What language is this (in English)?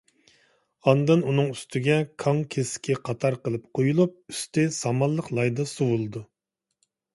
Uyghur